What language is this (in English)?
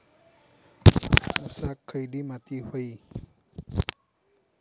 Marathi